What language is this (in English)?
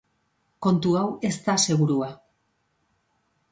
Basque